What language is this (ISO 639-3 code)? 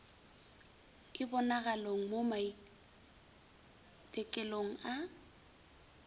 nso